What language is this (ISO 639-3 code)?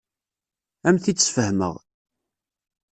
kab